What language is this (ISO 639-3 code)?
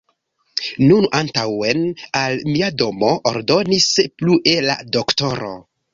epo